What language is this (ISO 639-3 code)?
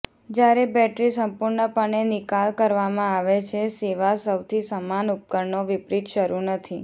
guj